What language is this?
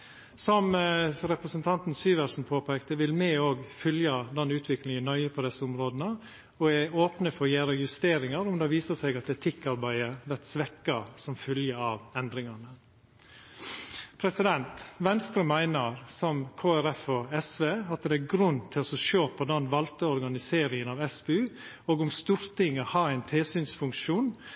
Norwegian Nynorsk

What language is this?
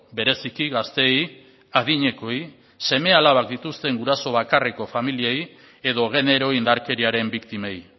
Basque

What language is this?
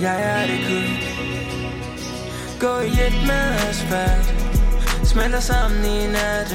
Danish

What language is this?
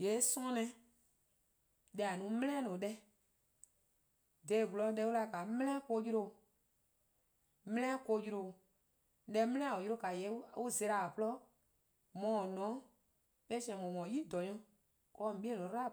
Eastern Krahn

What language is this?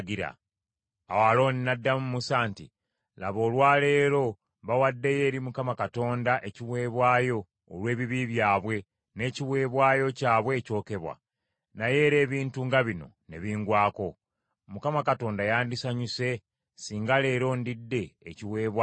Ganda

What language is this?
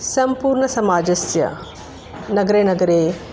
Sanskrit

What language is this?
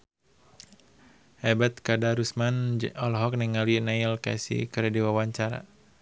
Sundanese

